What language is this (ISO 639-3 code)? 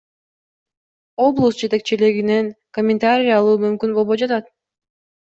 kir